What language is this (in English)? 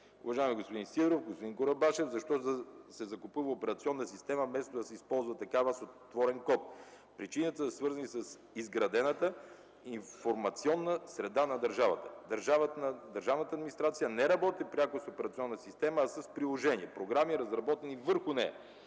Bulgarian